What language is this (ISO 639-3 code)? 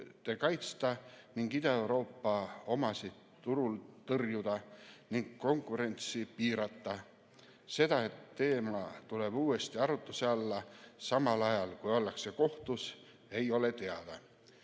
est